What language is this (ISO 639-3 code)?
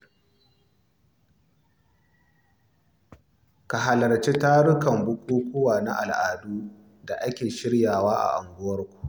hau